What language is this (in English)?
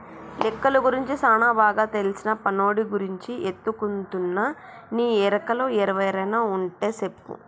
Telugu